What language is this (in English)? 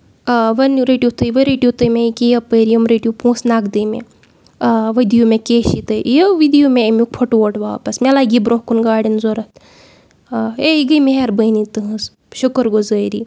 Kashmiri